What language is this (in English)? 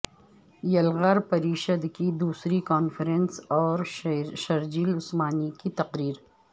Urdu